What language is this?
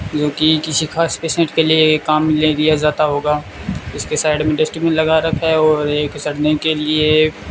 Hindi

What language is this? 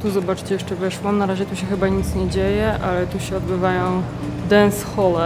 Polish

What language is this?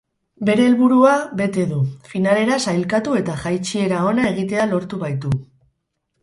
Basque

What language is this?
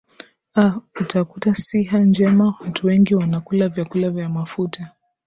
Swahili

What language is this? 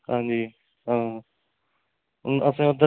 Dogri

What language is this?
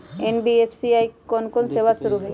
Magahi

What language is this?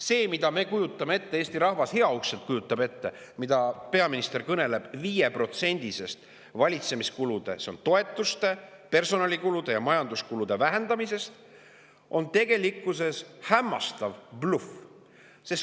Estonian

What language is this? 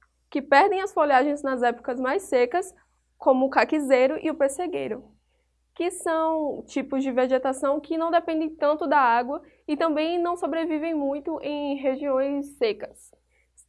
Portuguese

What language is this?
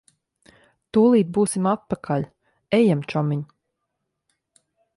Latvian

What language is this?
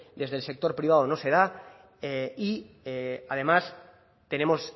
Spanish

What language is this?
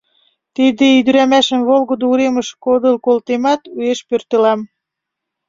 Mari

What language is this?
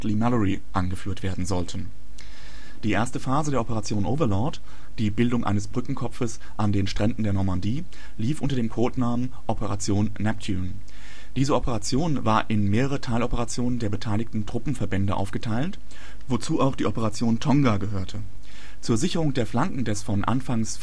German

